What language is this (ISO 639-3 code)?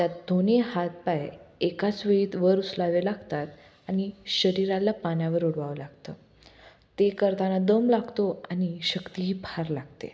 mar